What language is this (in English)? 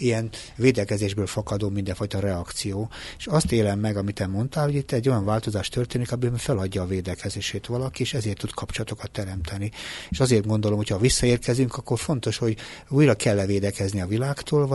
Hungarian